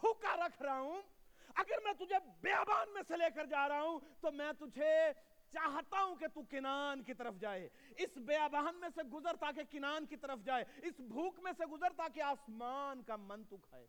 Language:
Urdu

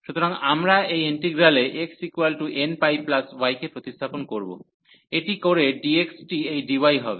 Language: Bangla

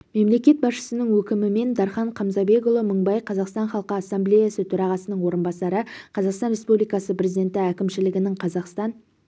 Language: Kazakh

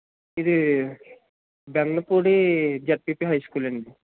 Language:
Telugu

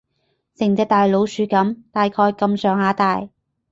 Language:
Cantonese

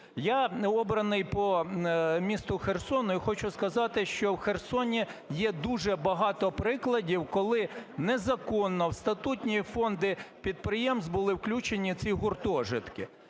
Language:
Ukrainian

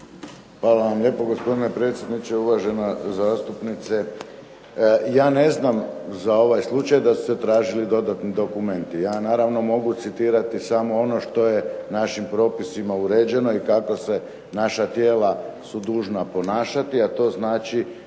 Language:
Croatian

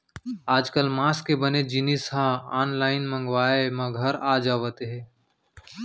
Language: Chhattisgarhi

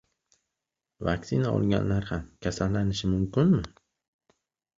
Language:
Uzbek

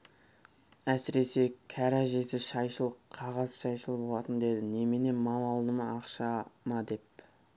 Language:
Kazakh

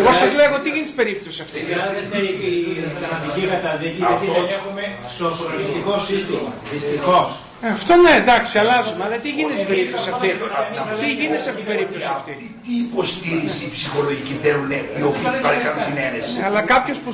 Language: Greek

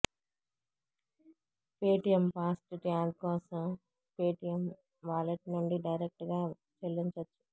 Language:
Telugu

